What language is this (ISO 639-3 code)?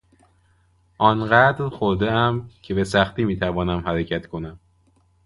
fas